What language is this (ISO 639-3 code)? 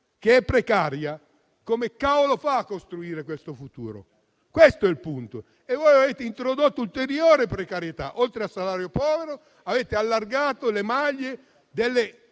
ita